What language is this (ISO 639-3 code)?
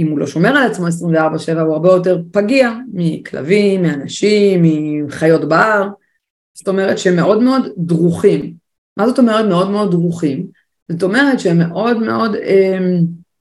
heb